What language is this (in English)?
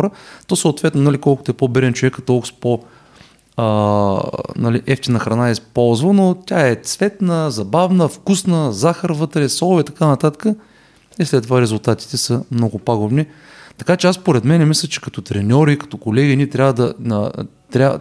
Bulgarian